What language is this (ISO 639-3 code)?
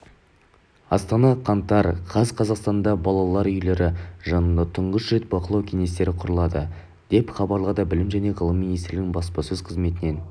kaz